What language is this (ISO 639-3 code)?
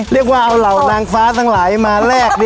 tha